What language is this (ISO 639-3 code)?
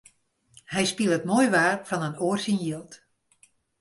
fry